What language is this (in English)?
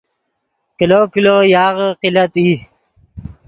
Yidgha